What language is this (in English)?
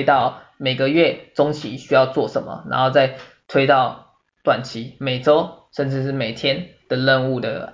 Chinese